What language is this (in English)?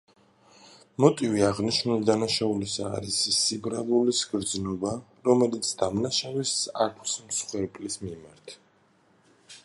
Georgian